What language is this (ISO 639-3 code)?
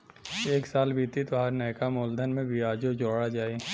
bho